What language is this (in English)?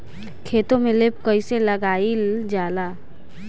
Bhojpuri